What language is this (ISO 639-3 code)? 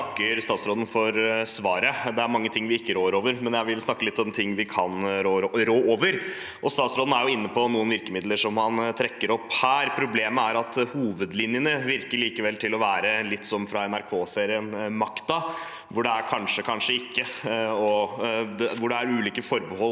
nor